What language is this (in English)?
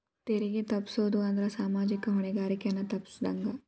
Kannada